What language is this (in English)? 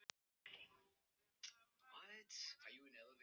Icelandic